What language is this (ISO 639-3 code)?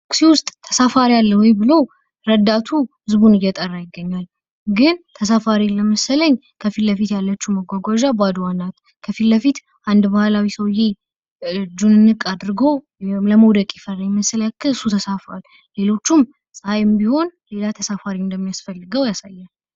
amh